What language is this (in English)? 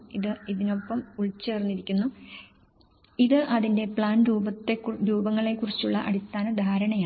Malayalam